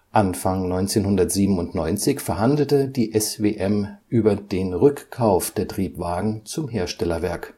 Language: German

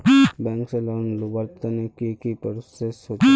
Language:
Magahi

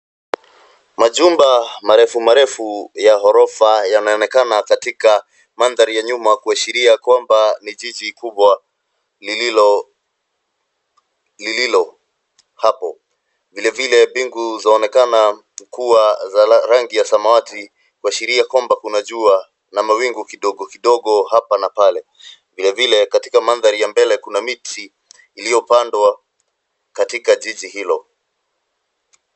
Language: Swahili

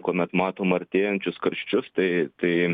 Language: Lithuanian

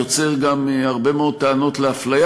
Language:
Hebrew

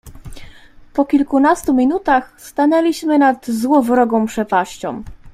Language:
Polish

